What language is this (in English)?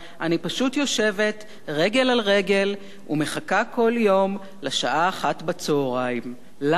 Hebrew